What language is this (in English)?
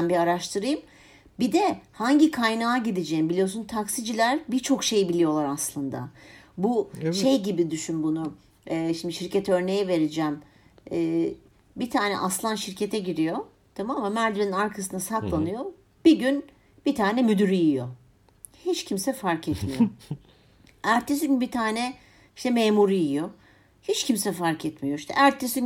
Turkish